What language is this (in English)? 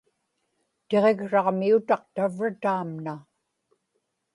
Inupiaq